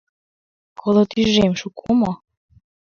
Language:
Mari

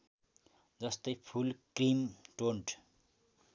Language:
Nepali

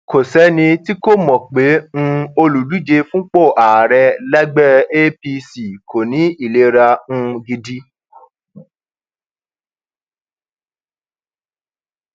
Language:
Yoruba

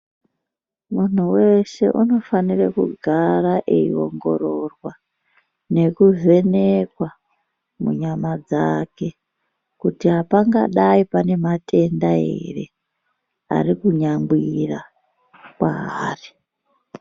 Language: Ndau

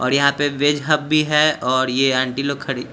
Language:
Hindi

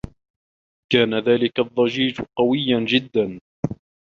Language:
Arabic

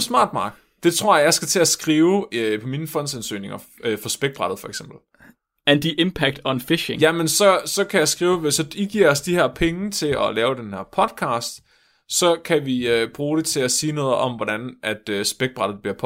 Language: Danish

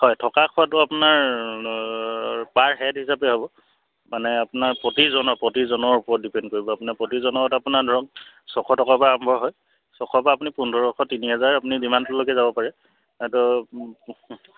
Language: Assamese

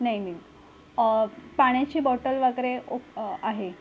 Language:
Marathi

